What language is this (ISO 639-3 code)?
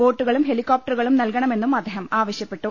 mal